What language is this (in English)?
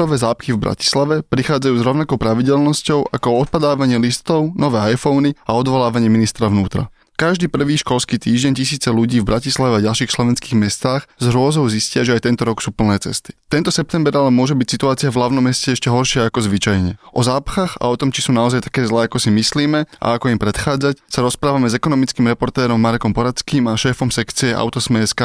Slovak